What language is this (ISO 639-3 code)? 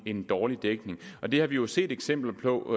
dan